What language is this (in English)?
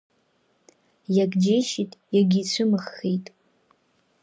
Abkhazian